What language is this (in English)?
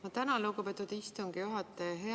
Estonian